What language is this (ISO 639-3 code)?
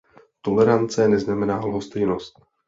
ces